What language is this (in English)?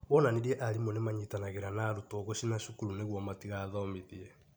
Kikuyu